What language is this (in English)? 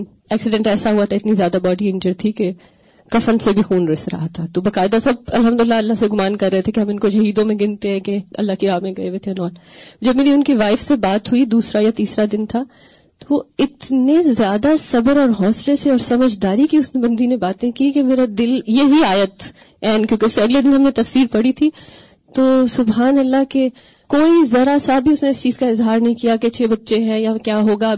Urdu